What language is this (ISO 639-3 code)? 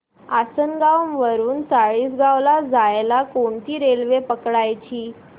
mar